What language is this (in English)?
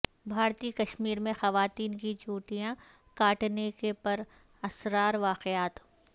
Urdu